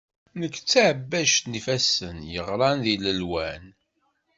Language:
Kabyle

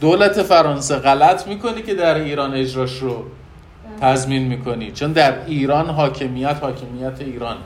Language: Persian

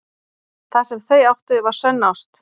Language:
Icelandic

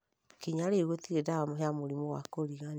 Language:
Kikuyu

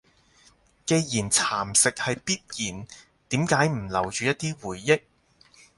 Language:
Cantonese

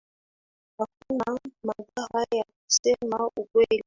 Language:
Swahili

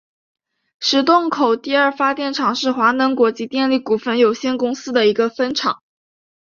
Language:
Chinese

